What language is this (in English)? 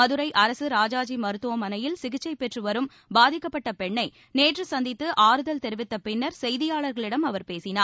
Tamil